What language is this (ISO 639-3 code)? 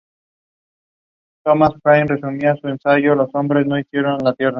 spa